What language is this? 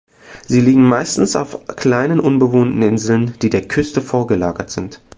German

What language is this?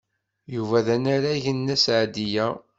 Kabyle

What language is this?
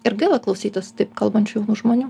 Lithuanian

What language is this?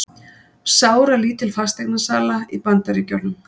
Icelandic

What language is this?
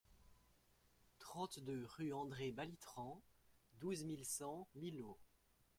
French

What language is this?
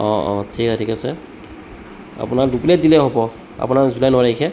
Assamese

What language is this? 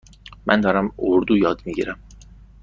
Persian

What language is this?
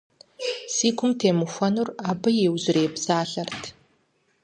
Kabardian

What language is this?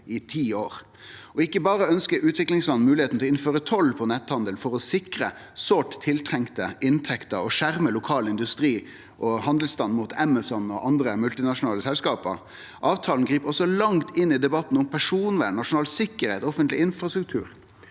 Norwegian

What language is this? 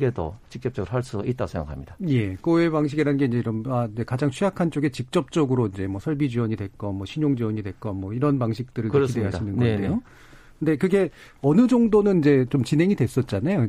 Korean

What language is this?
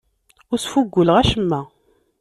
Kabyle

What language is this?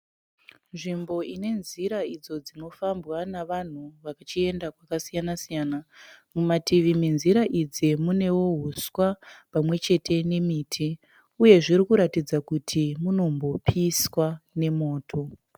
Shona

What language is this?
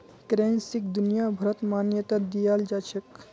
Magahi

